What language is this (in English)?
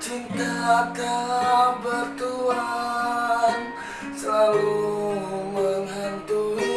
Indonesian